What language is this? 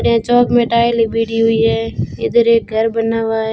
Hindi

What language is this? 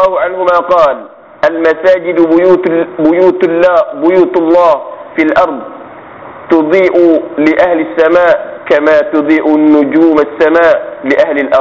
Malay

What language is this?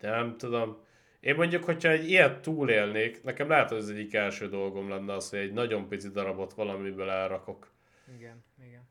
Hungarian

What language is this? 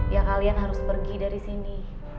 Indonesian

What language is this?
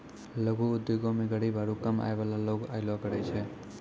Maithili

